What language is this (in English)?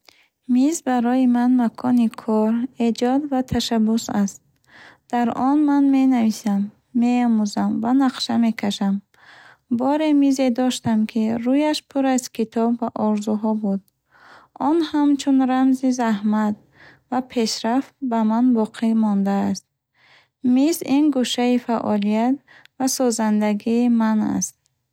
Bukharic